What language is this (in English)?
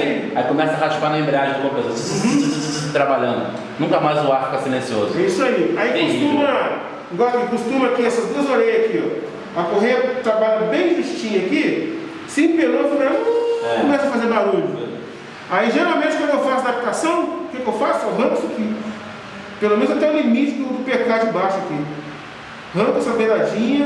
Portuguese